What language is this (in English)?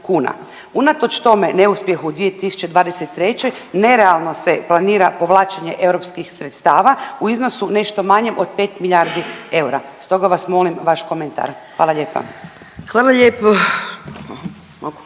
Croatian